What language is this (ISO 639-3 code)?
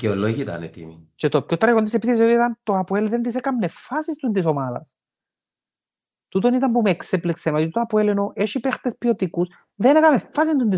ell